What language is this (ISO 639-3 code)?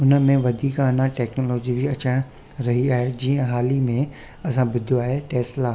snd